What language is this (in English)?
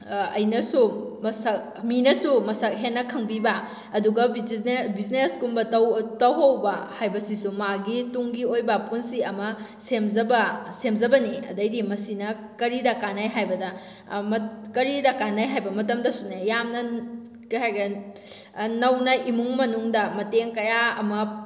Manipuri